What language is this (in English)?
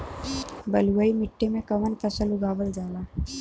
Bhojpuri